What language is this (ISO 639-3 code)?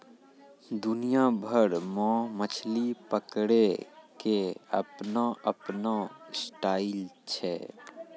mai